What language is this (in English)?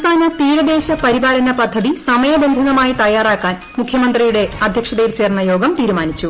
Malayalam